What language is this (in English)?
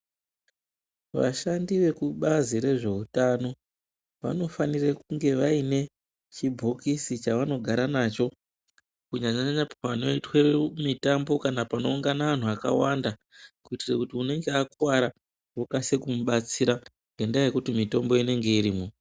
Ndau